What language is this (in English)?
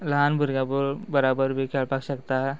Konkani